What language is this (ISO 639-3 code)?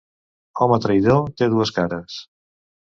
cat